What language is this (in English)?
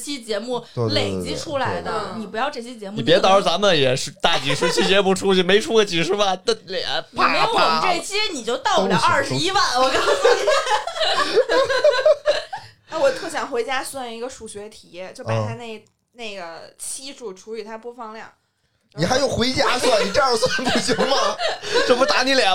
Chinese